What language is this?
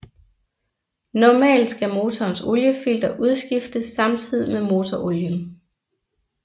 Danish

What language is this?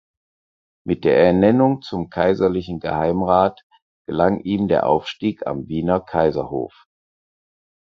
German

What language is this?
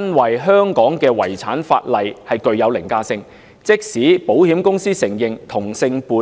Cantonese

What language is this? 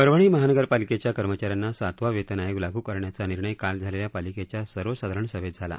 Marathi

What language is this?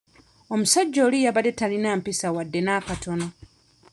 Ganda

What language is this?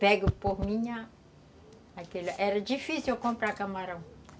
Portuguese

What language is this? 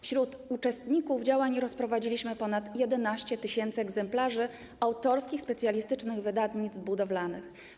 Polish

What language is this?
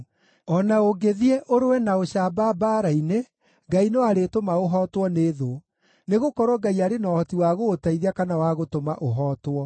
Kikuyu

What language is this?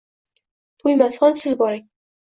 Uzbek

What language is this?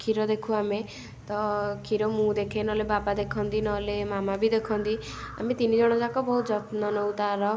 Odia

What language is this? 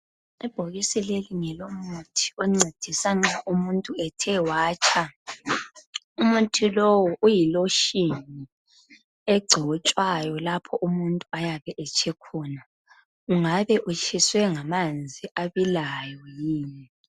North Ndebele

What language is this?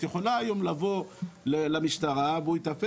Hebrew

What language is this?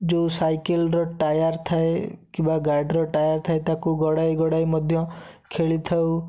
Odia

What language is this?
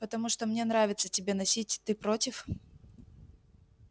Russian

